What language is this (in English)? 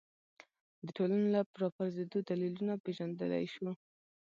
Pashto